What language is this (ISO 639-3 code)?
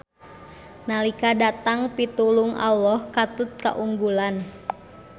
sun